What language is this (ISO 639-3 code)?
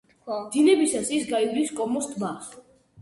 kat